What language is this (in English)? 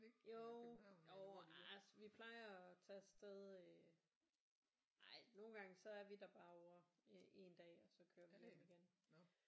Danish